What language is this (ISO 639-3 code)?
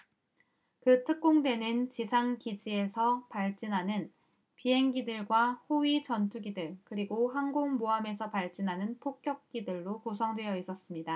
kor